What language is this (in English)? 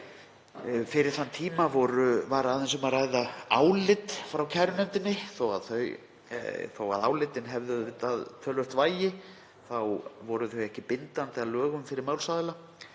Icelandic